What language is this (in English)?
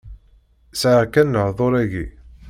Kabyle